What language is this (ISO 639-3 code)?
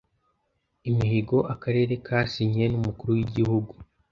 kin